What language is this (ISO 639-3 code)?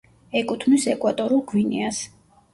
kat